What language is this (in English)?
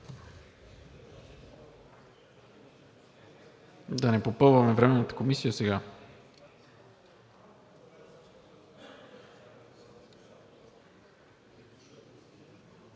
Bulgarian